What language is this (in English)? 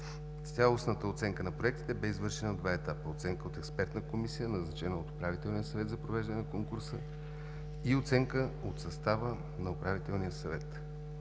Bulgarian